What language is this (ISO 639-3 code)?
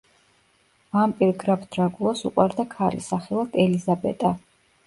kat